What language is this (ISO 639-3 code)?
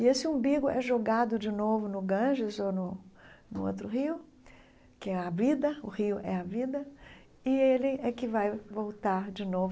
por